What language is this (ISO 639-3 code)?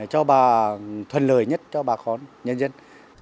vie